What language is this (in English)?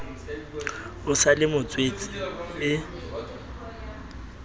Southern Sotho